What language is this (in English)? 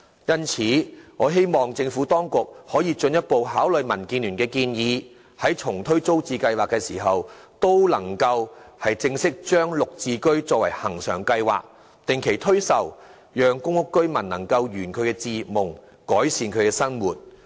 Cantonese